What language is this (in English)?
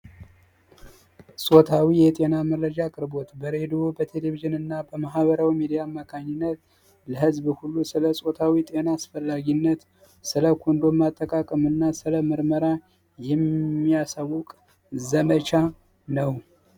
Amharic